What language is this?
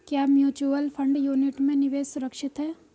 Hindi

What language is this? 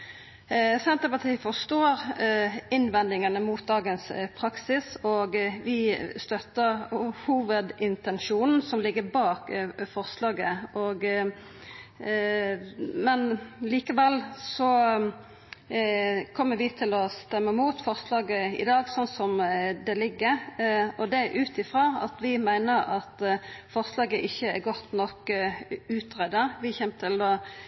Norwegian Nynorsk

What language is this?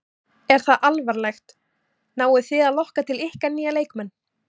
Icelandic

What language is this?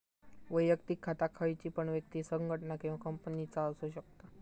Marathi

